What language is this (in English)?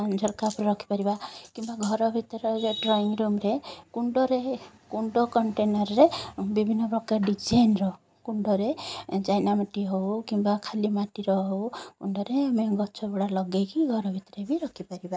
Odia